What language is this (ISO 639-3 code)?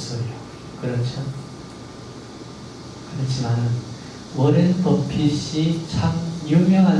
kor